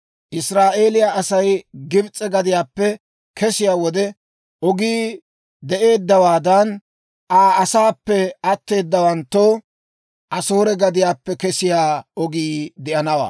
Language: Dawro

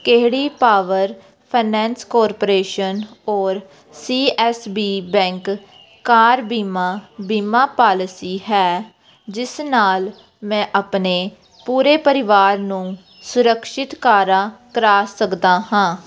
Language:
Punjabi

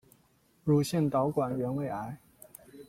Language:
Chinese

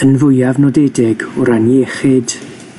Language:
Welsh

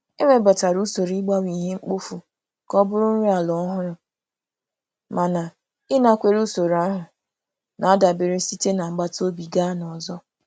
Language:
Igbo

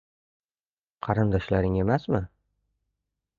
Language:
Uzbek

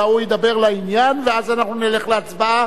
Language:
Hebrew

